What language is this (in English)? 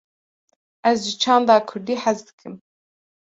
Kurdish